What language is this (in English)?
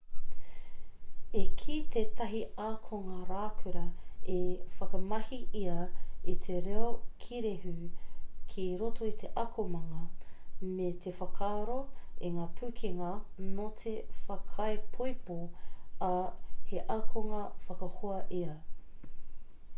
Māori